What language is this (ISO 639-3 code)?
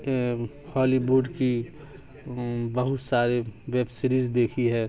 urd